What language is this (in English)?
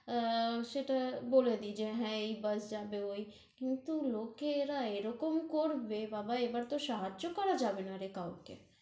Bangla